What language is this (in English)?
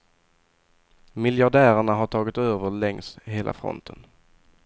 Swedish